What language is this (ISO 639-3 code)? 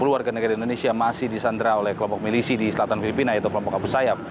ind